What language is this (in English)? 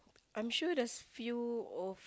English